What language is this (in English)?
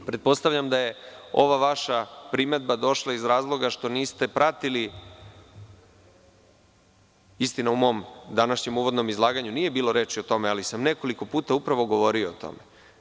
Serbian